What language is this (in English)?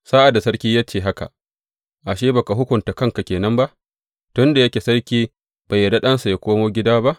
Hausa